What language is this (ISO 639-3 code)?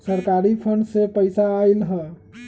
mag